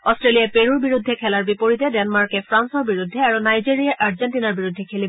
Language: Assamese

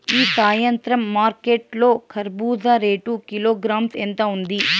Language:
Telugu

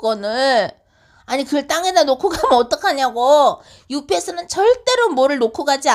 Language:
Korean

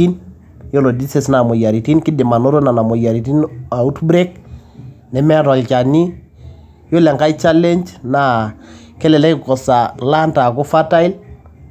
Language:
Masai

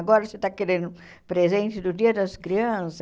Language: Portuguese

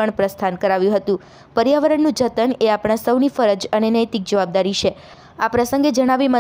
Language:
Hindi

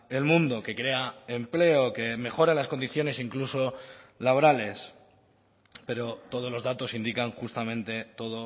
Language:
Spanish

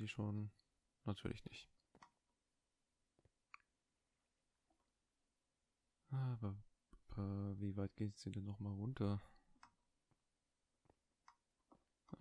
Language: German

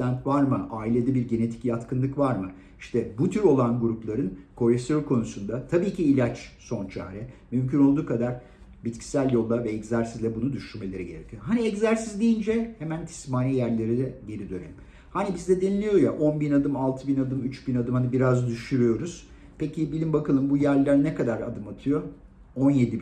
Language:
Turkish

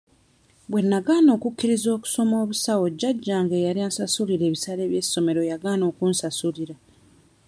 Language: Ganda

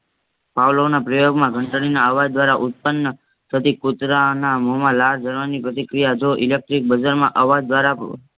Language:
Gujarati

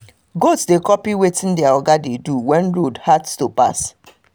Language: Nigerian Pidgin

